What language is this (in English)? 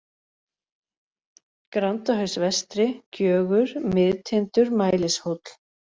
Icelandic